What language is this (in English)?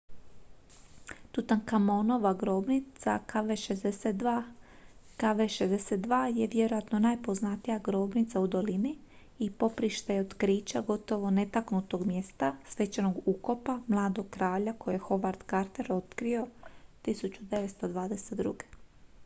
Croatian